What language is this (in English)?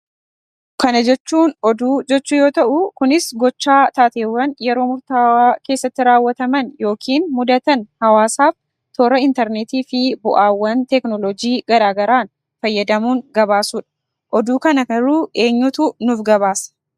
Oromo